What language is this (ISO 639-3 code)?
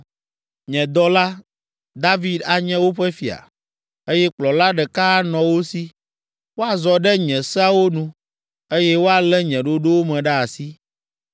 ewe